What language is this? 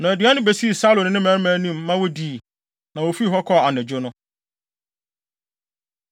Akan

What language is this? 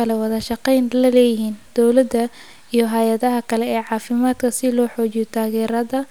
Somali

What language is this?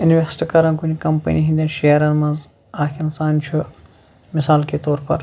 Kashmiri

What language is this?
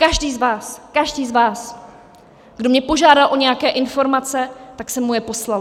Czech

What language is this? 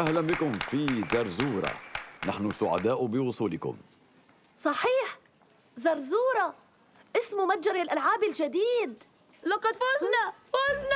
Arabic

